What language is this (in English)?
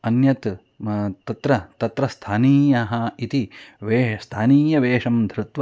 Sanskrit